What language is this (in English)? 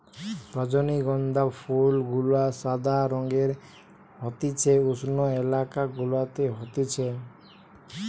Bangla